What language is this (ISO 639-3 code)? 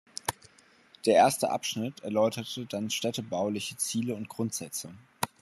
deu